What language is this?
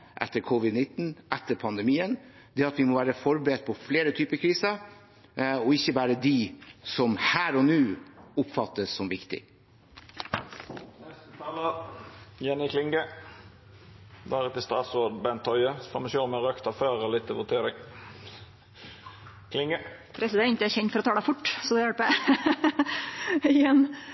Norwegian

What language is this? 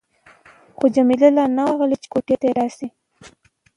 Pashto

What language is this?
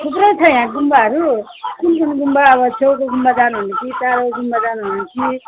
Nepali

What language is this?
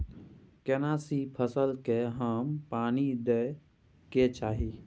Maithili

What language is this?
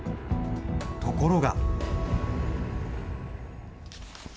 Japanese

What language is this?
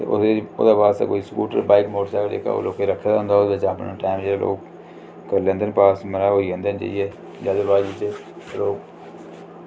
Dogri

